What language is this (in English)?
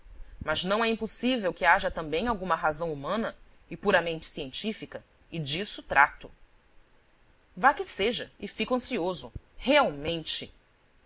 Portuguese